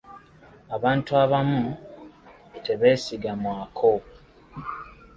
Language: Ganda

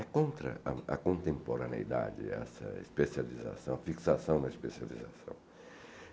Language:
Portuguese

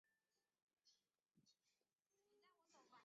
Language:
Chinese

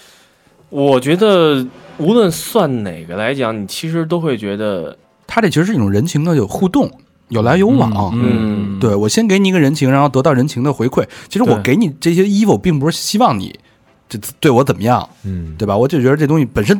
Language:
Chinese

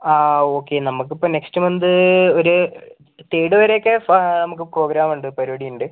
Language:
Malayalam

